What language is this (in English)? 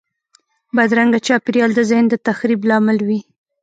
Pashto